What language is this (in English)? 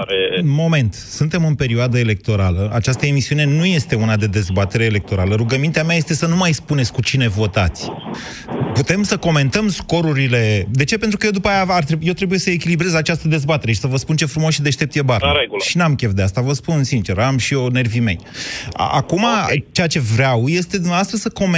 Romanian